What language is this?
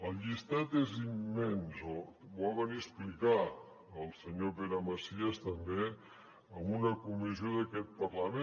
Catalan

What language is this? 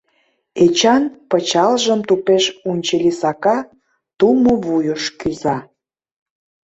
Mari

